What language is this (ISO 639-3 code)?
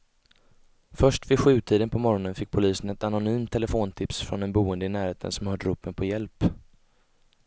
swe